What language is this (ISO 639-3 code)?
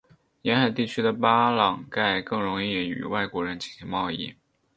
zho